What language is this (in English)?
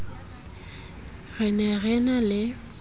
Southern Sotho